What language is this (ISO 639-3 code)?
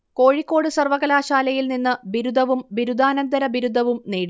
mal